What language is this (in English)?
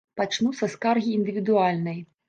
Belarusian